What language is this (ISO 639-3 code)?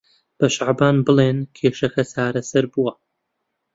ckb